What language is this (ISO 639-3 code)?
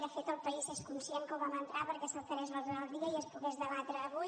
cat